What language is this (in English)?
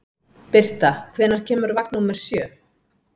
Icelandic